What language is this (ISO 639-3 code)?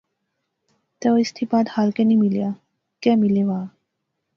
phr